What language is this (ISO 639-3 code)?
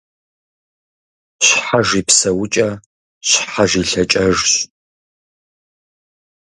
kbd